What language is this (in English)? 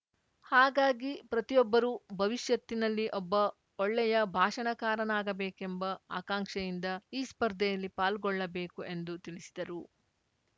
Kannada